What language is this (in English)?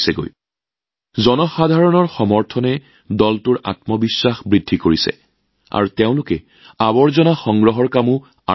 Assamese